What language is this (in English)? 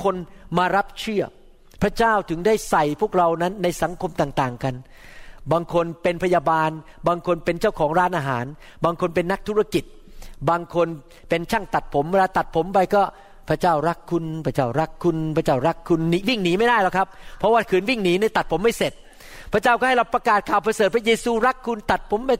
Thai